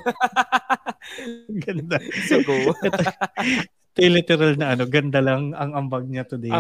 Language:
Filipino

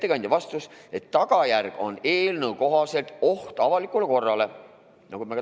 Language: Estonian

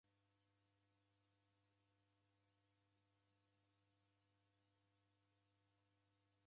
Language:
Taita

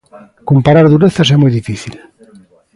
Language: Galician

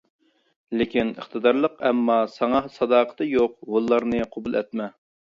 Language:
Uyghur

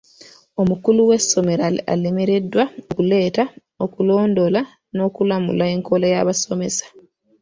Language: Ganda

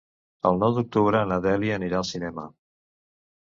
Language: Catalan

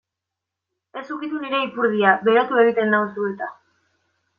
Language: Basque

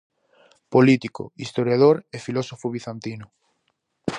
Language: Galician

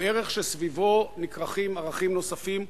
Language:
Hebrew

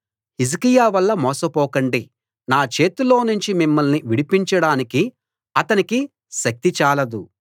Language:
Telugu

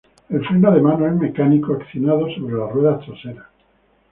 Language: Spanish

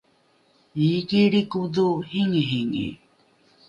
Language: Rukai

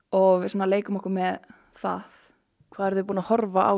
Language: Icelandic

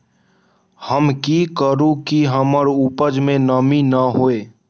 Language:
Magahi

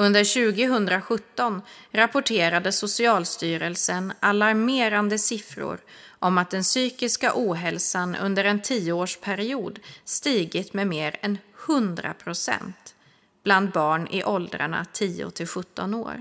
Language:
Swedish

